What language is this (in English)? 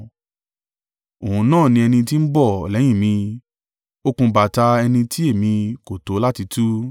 Yoruba